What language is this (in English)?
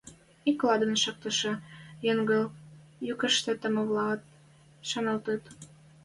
Western Mari